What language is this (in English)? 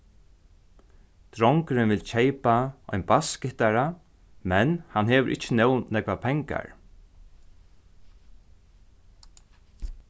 Faroese